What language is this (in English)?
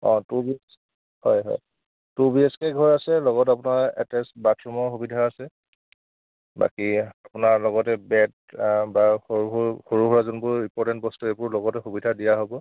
Assamese